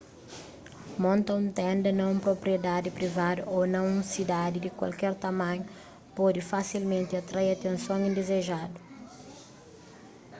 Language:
Kabuverdianu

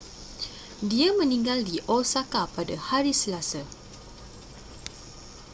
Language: Malay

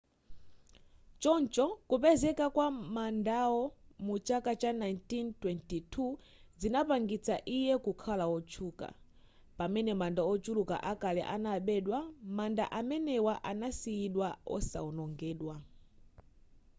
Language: Nyanja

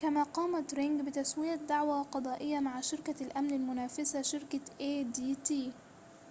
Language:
Arabic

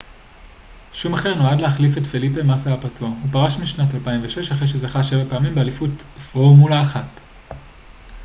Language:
Hebrew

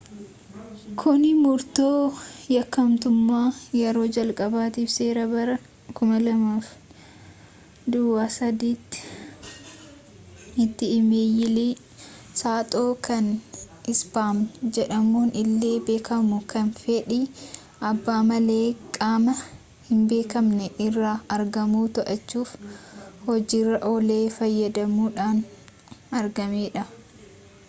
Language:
Oromo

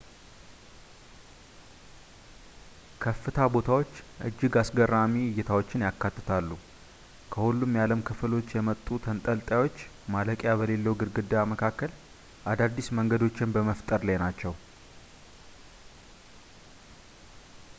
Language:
Amharic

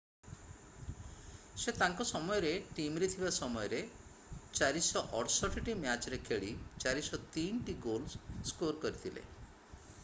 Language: Odia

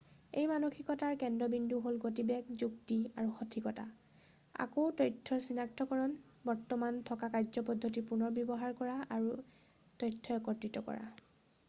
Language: Assamese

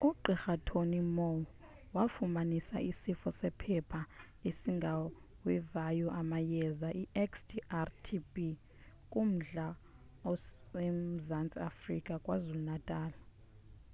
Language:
Xhosa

